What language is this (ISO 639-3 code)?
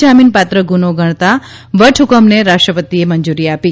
guj